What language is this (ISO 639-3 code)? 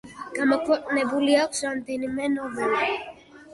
kat